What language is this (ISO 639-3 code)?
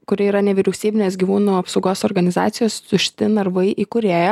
lit